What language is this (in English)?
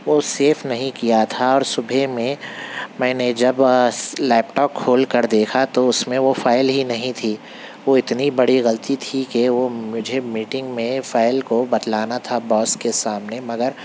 Urdu